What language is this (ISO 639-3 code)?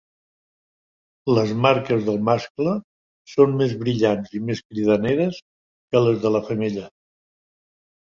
cat